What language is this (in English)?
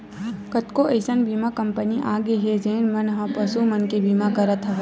Chhattisgarhi